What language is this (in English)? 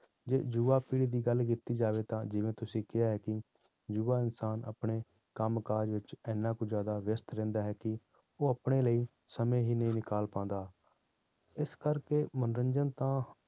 Punjabi